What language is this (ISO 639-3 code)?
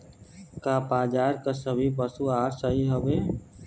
bho